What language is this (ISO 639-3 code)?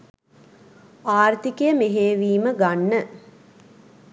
sin